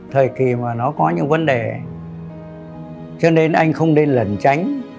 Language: Vietnamese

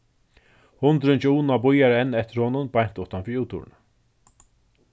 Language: Faroese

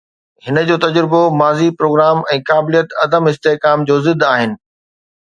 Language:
Sindhi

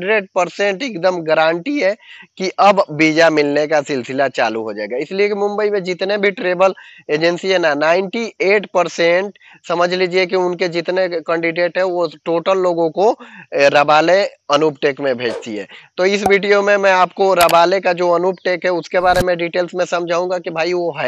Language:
Hindi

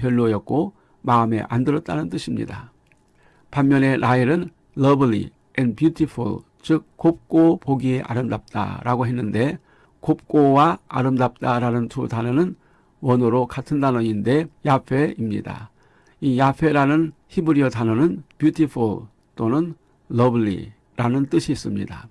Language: Korean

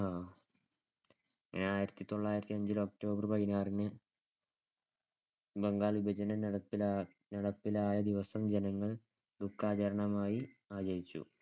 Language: Malayalam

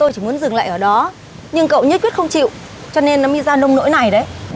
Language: Vietnamese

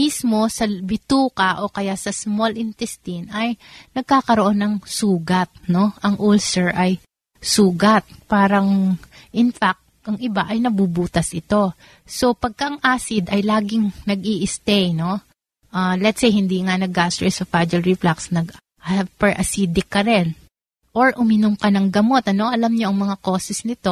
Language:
Filipino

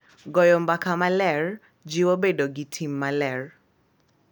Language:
Luo (Kenya and Tanzania)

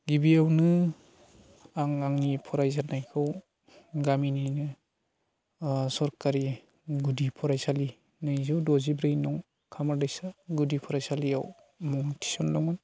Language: Bodo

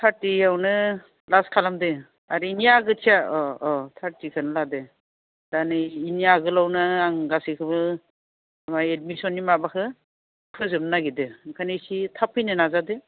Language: Bodo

